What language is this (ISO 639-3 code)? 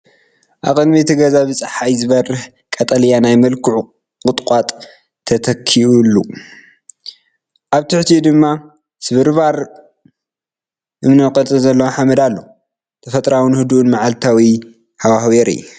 tir